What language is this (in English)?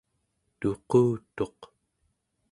Central Yupik